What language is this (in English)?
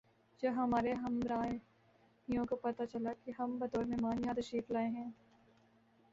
Urdu